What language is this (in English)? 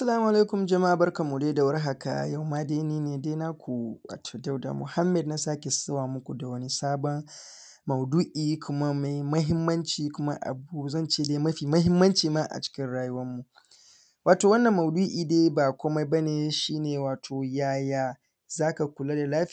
Hausa